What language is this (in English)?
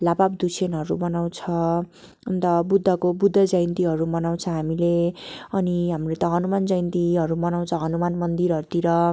Nepali